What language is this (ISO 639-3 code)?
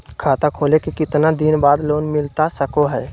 mag